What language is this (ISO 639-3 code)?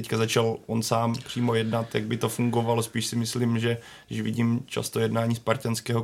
ces